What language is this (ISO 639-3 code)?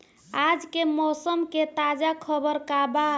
bho